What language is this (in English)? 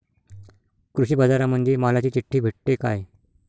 Marathi